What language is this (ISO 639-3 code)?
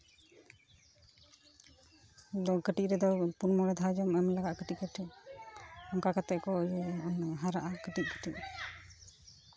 sat